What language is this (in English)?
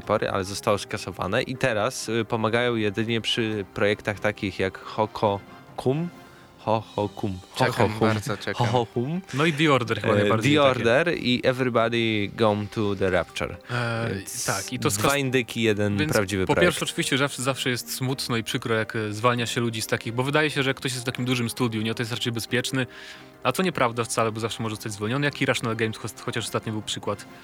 Polish